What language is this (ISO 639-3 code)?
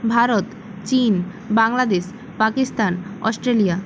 ben